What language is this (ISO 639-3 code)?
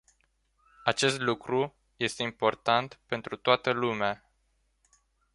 ron